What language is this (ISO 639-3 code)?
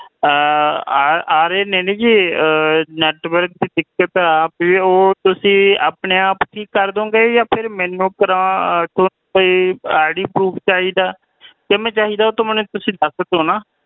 pan